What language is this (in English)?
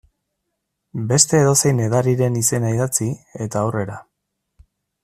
Basque